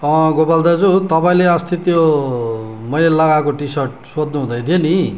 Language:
Nepali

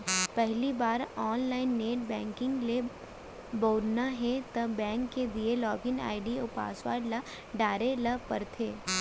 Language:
Chhattisgarhi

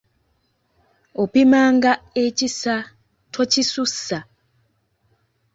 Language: Ganda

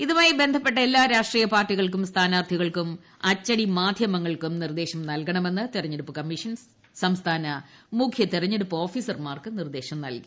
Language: Malayalam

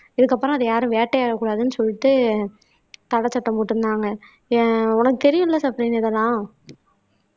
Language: Tamil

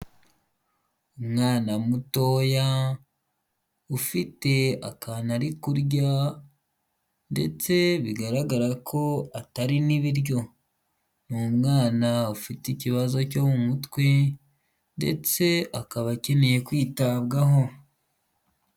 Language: Kinyarwanda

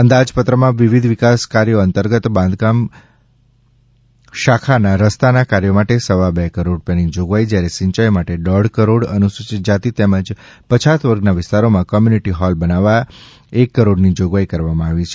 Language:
Gujarati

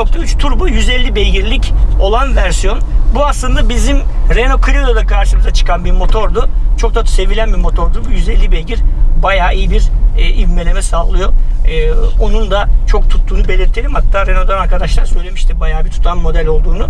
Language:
Turkish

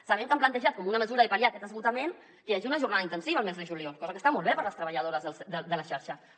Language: Catalan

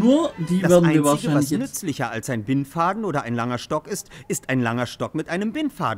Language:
German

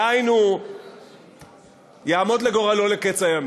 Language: Hebrew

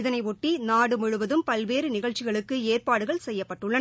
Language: Tamil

